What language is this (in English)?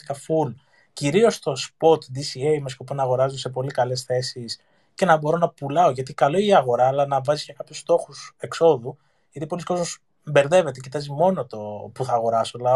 Greek